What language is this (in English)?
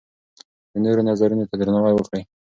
Pashto